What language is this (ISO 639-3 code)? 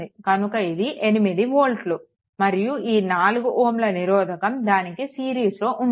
tel